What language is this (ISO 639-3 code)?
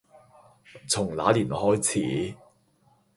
yue